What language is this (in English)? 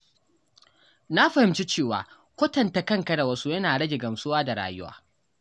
Hausa